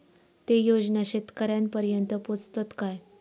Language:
Marathi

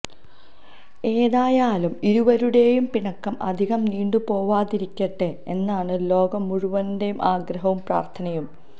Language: Malayalam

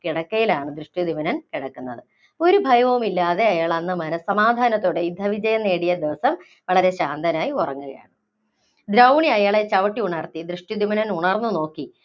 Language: Malayalam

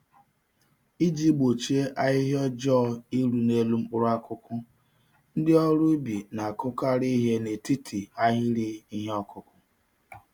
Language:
Igbo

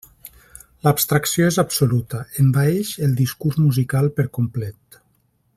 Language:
Catalan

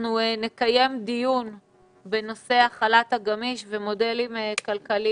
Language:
Hebrew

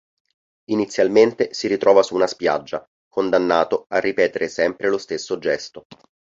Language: Italian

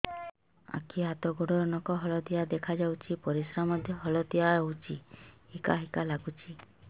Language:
Odia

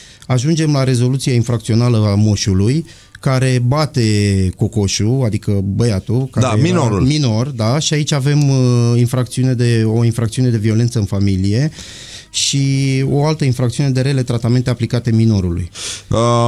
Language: Romanian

